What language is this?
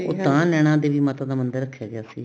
Punjabi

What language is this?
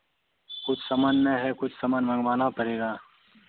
Hindi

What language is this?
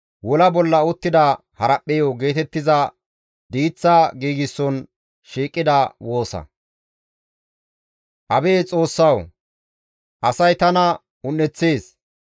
Gamo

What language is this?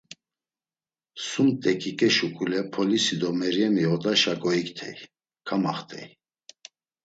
Laz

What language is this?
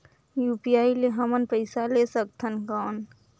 Chhattisgarhi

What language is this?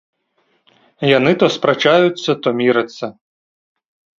Belarusian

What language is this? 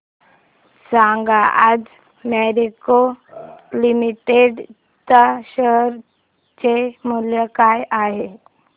Marathi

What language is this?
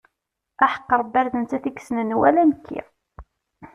Kabyle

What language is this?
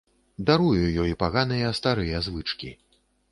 Belarusian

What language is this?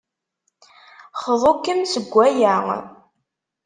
Kabyle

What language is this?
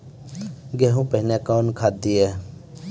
Maithili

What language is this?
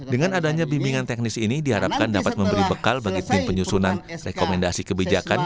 Indonesian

